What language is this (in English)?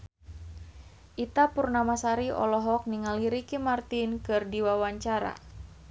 Sundanese